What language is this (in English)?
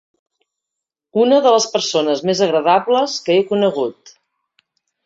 Catalan